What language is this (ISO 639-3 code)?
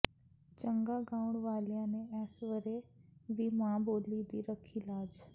pan